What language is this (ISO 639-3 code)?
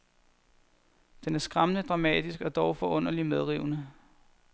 dan